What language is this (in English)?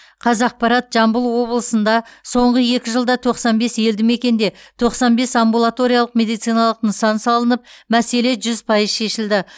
Kazakh